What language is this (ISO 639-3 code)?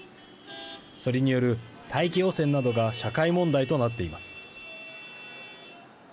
jpn